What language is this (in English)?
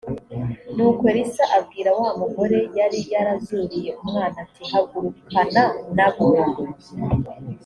Kinyarwanda